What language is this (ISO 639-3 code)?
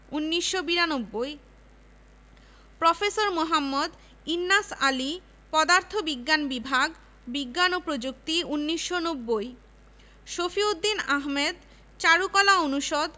ben